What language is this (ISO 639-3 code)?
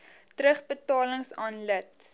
afr